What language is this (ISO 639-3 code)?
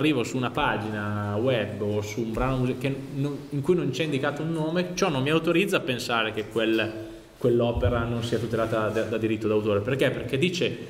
ita